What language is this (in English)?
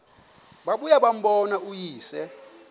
Xhosa